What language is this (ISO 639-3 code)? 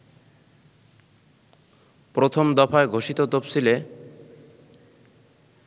ben